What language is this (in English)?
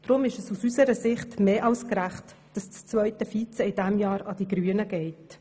Swiss German